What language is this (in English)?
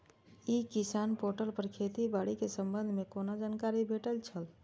Maithili